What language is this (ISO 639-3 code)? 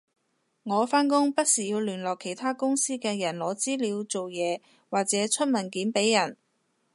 yue